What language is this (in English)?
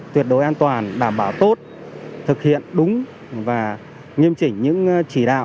Vietnamese